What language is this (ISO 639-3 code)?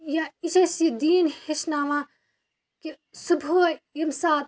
kas